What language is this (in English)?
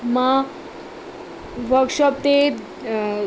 Sindhi